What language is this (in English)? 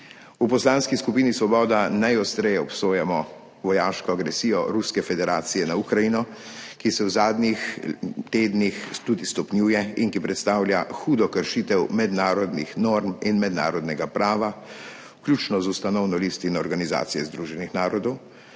Slovenian